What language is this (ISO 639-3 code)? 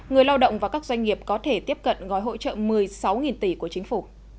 vie